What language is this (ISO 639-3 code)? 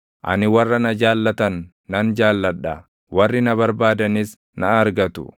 orm